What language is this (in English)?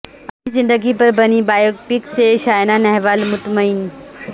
Urdu